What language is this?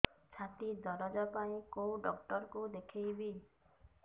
Odia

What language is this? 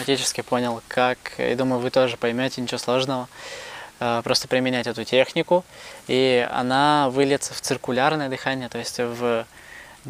Russian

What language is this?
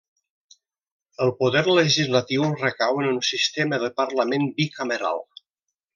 Catalan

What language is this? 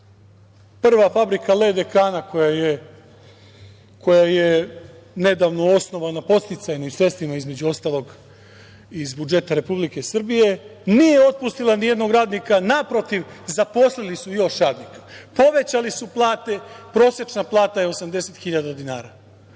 Serbian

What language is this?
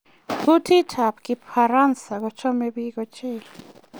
Kalenjin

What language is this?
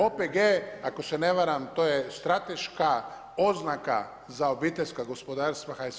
Croatian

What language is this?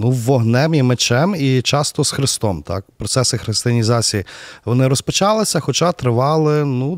Ukrainian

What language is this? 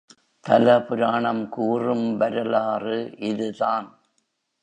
Tamil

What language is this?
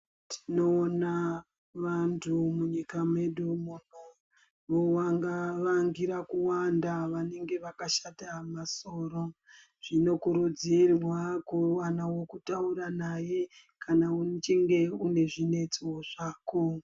Ndau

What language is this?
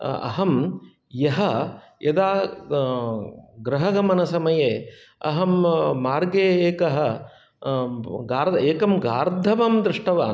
Sanskrit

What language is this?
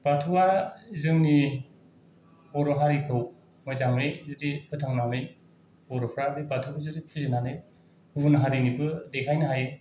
Bodo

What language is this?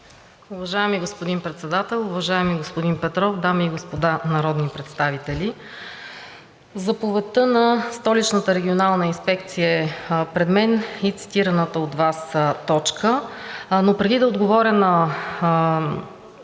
Bulgarian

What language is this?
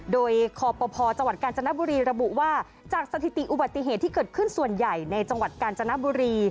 Thai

